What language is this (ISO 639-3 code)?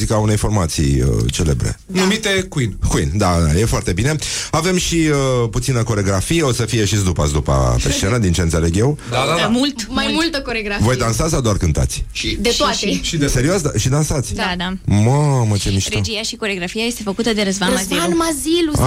ron